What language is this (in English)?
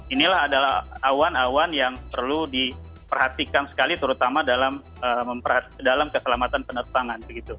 Indonesian